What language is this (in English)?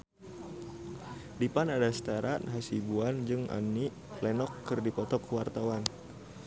Sundanese